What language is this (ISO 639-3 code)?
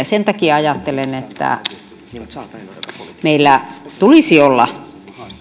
fin